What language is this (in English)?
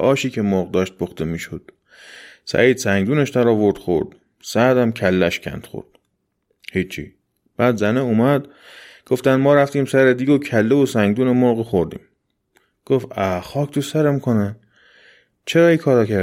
Persian